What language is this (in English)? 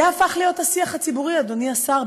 Hebrew